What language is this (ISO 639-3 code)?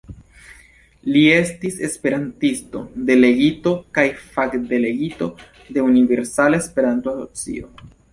epo